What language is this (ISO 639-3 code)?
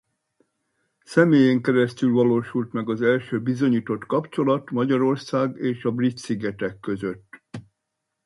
hun